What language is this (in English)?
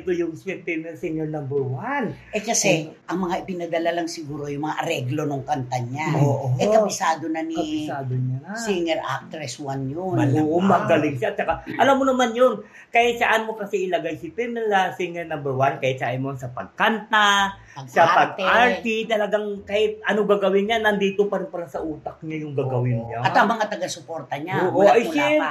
Filipino